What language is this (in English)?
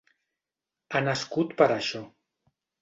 Catalan